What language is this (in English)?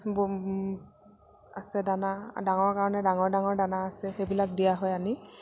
Assamese